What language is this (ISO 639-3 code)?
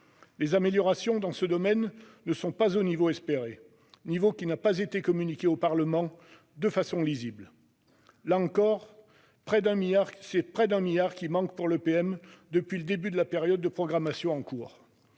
fra